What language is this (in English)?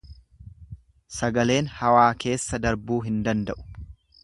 Oromo